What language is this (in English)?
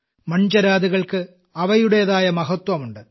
Malayalam